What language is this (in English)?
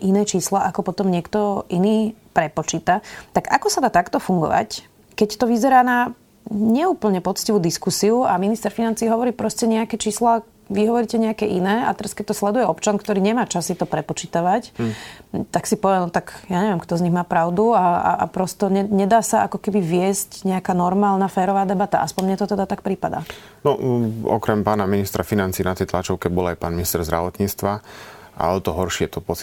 Slovak